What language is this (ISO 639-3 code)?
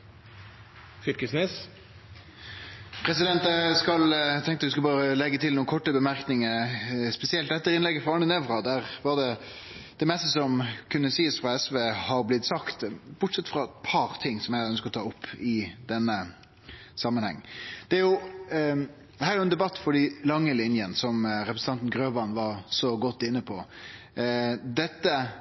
nno